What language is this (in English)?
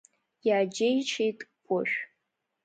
Abkhazian